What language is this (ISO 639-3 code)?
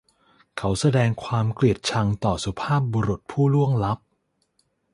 tha